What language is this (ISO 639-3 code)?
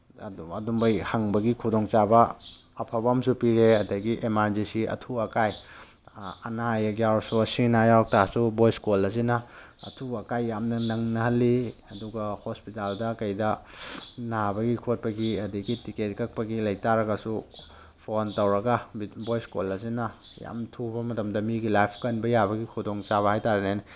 mni